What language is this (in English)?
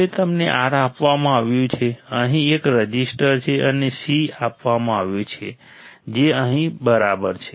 Gujarati